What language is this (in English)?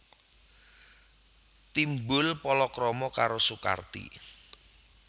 Javanese